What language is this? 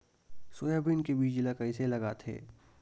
Chhattisgarhi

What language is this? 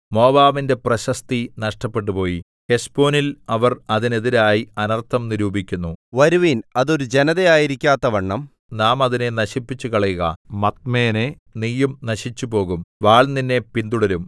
Malayalam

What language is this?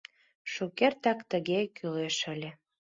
Mari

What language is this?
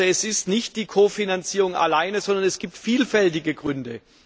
German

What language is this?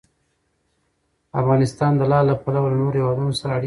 Pashto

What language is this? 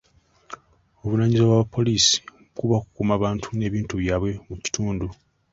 Ganda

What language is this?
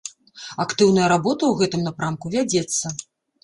Belarusian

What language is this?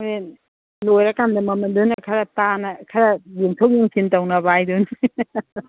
Manipuri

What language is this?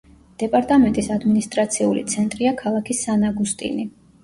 Georgian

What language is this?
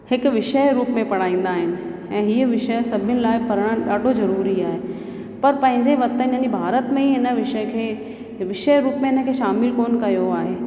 Sindhi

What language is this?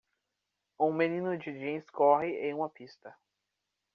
Portuguese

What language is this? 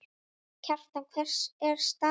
Icelandic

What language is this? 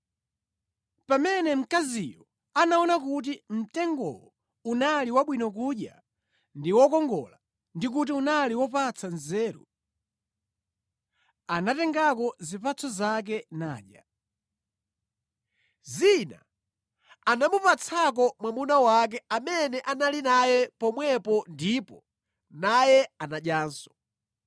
Nyanja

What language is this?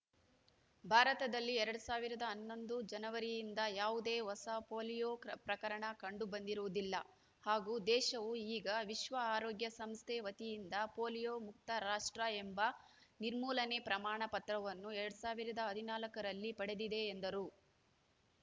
Kannada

